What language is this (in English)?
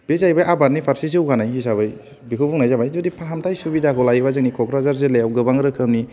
Bodo